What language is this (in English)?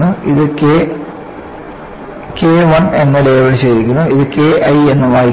Malayalam